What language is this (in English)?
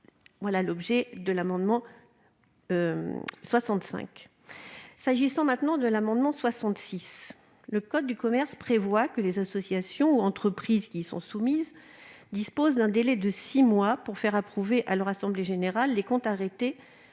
French